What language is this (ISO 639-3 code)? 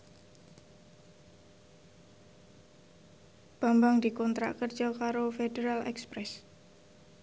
jav